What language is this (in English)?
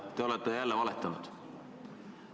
Estonian